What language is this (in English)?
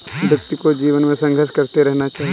Hindi